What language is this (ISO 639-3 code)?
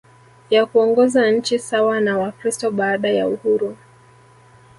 swa